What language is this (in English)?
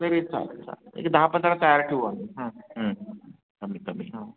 Marathi